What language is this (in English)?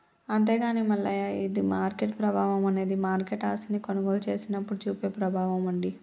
Telugu